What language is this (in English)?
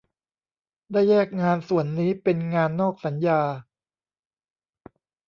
Thai